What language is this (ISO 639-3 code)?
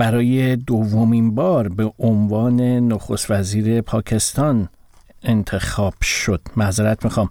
fas